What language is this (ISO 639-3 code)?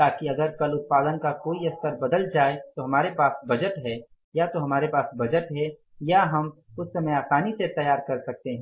hin